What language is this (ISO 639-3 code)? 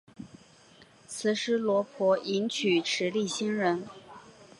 zho